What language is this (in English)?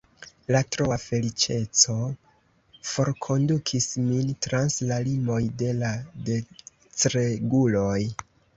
Esperanto